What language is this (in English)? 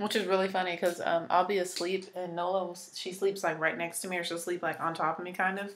English